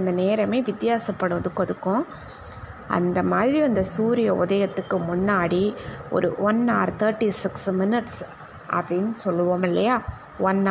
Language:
Tamil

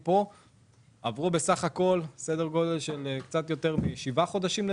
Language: Hebrew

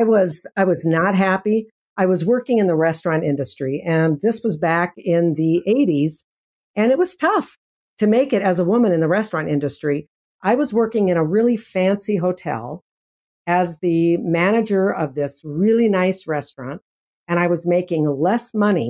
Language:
English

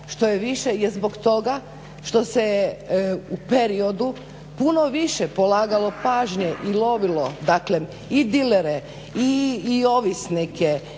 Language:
Croatian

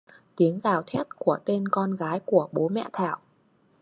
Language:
Vietnamese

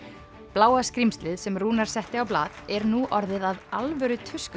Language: Icelandic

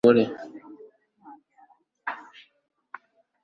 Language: Kinyarwanda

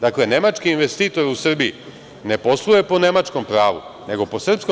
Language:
Serbian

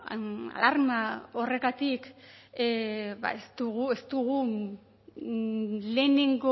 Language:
Basque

